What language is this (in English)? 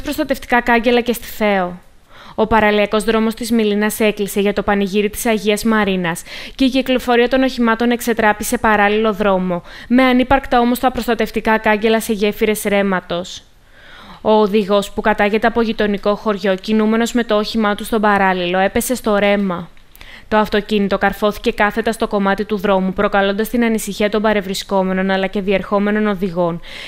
Greek